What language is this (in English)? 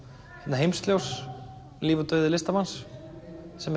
Icelandic